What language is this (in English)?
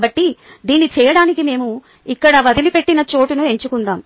Telugu